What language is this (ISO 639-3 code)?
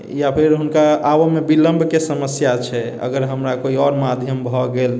mai